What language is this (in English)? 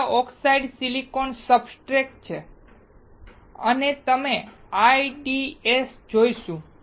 Gujarati